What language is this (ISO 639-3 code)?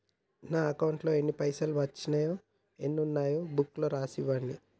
tel